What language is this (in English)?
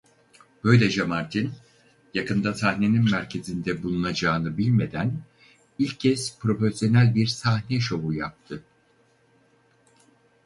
Turkish